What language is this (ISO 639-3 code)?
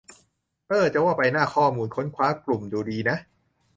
tha